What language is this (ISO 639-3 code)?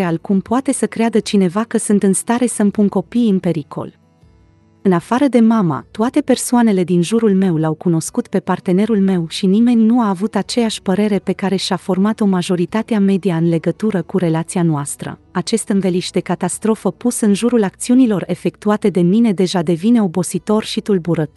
ron